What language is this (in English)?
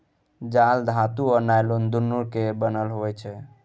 Maithili